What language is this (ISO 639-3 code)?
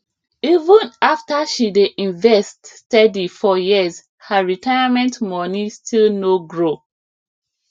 pcm